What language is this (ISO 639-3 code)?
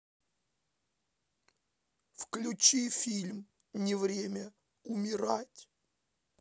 rus